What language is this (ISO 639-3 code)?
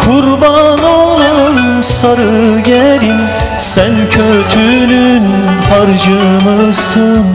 ara